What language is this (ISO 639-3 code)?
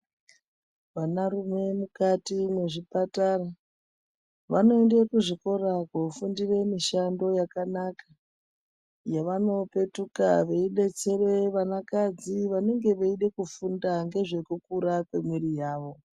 ndc